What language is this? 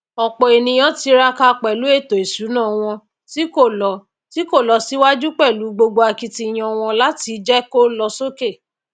Yoruba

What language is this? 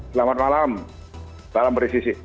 Indonesian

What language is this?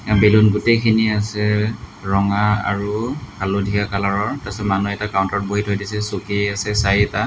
Assamese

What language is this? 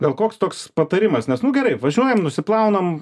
Lithuanian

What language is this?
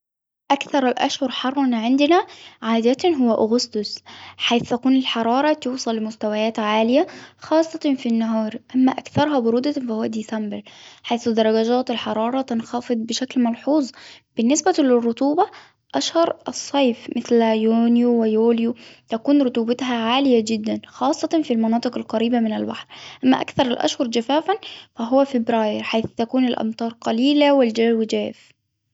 Hijazi Arabic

